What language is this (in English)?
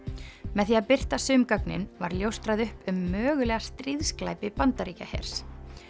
Icelandic